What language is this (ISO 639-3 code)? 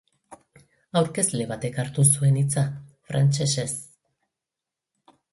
eus